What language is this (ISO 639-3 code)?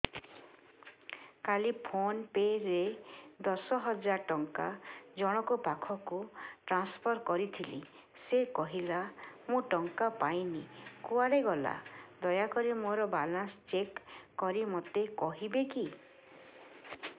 ori